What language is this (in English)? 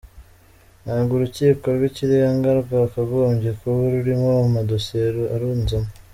Kinyarwanda